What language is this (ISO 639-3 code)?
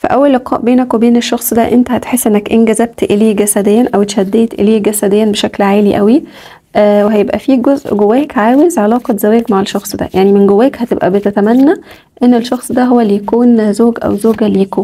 ara